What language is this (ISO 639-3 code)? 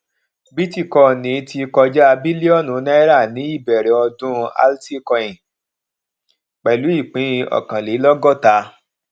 yor